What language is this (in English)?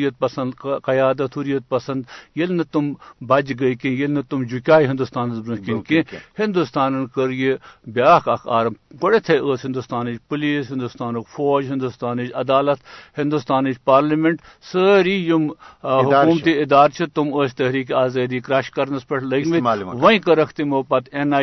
Urdu